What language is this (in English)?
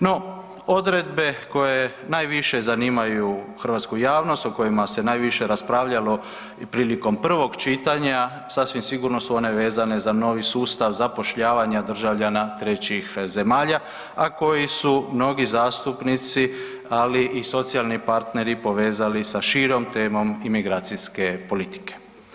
Croatian